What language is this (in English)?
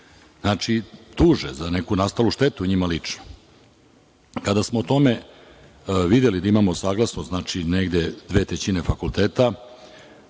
Serbian